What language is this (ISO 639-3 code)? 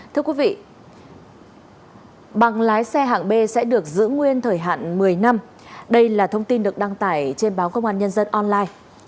vie